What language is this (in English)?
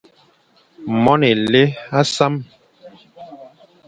Fang